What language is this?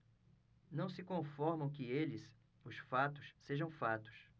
Portuguese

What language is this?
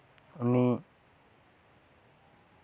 Santali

